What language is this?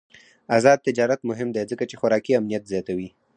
Pashto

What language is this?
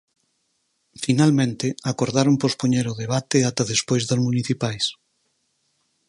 Galician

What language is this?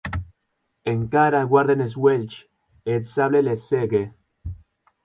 Occitan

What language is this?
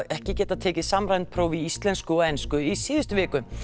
Icelandic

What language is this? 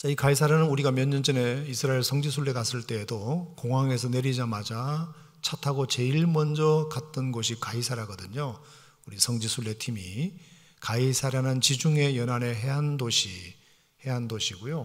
Korean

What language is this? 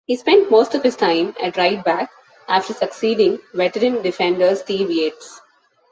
English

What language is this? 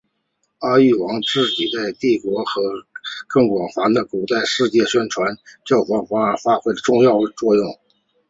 Chinese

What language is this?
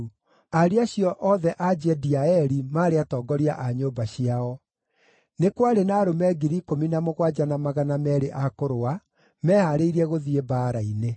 Kikuyu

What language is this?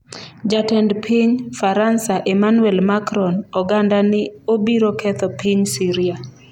Luo (Kenya and Tanzania)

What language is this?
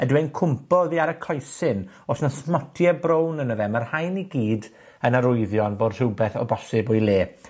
Welsh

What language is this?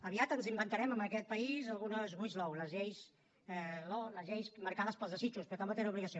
Catalan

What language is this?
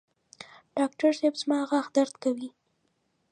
Pashto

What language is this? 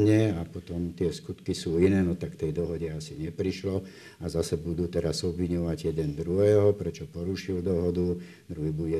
Slovak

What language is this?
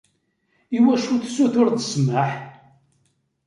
Kabyle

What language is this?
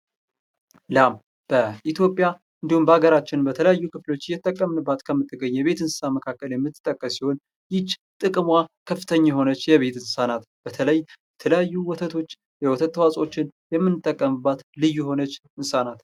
Amharic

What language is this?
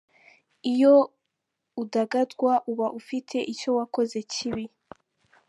Kinyarwanda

